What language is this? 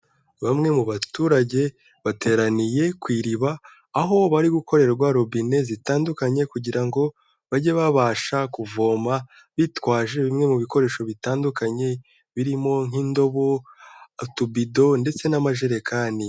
Kinyarwanda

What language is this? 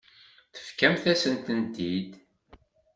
Kabyle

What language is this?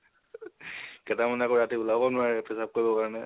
Assamese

